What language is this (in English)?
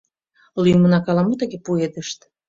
Mari